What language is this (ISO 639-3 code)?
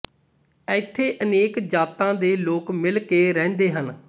pan